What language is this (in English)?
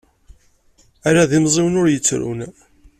Kabyle